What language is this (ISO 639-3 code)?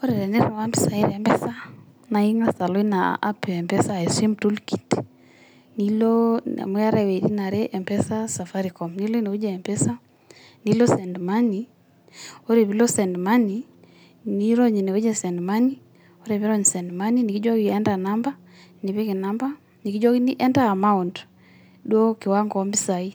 mas